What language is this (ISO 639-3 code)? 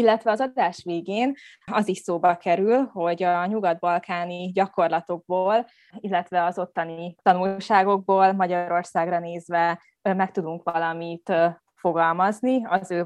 hun